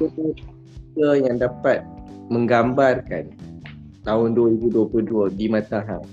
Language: Malay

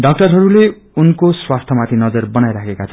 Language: Nepali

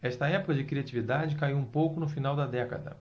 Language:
Portuguese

